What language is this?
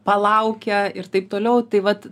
Lithuanian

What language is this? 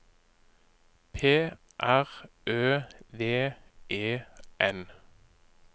Norwegian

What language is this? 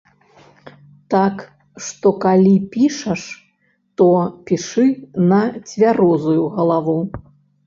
Belarusian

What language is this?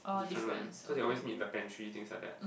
English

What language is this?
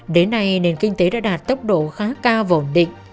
Vietnamese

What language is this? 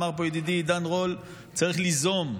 Hebrew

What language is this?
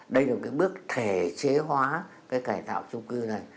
Vietnamese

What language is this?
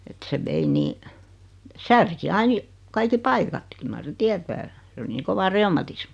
Finnish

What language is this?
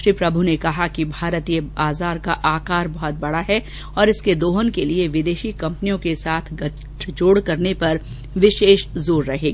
Hindi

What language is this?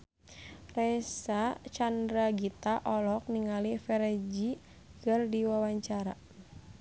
Sundanese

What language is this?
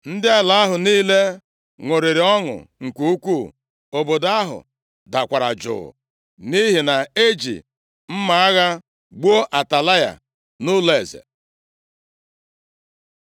Igbo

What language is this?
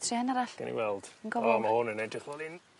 Welsh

